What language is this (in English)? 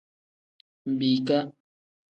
Tem